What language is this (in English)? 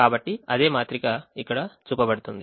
Telugu